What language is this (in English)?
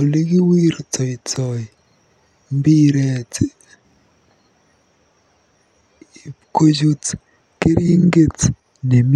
Kalenjin